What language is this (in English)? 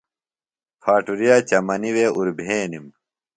Phalura